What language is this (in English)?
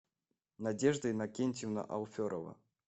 Russian